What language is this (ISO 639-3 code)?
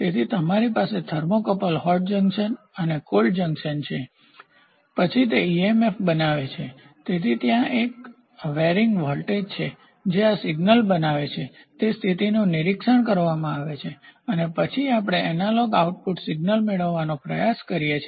guj